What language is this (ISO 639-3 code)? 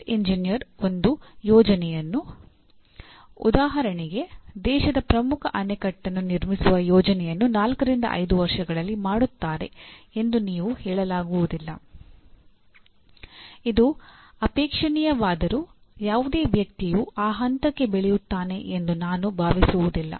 kan